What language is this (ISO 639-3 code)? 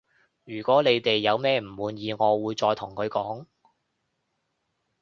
yue